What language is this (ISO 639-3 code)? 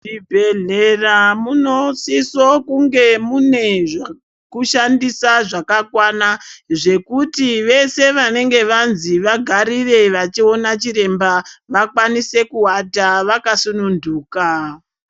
ndc